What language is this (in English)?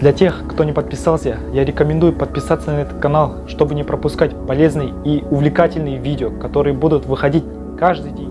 Russian